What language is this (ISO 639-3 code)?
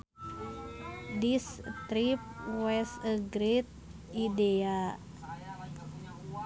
sun